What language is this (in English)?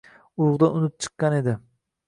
Uzbek